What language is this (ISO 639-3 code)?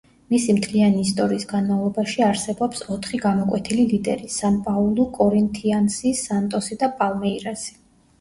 kat